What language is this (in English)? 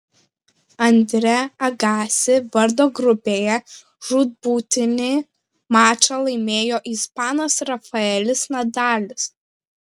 Lithuanian